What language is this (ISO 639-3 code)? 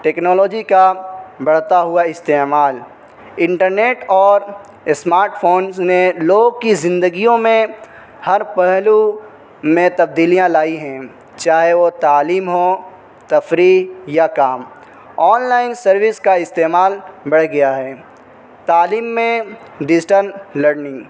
urd